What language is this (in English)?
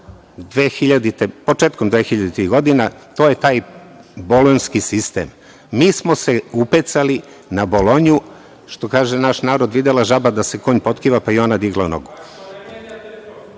Serbian